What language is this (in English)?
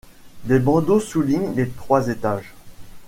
French